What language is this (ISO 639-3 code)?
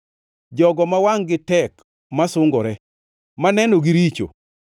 luo